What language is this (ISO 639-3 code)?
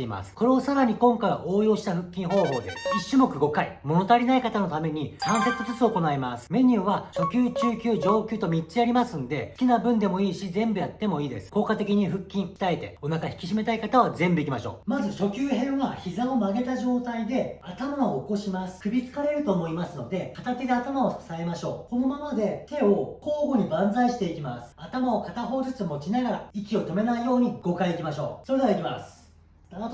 jpn